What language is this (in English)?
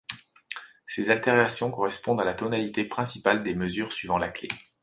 French